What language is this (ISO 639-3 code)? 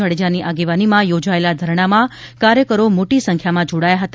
guj